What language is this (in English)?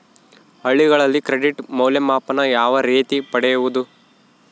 Kannada